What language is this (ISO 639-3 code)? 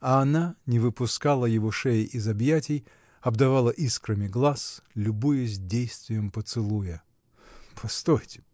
rus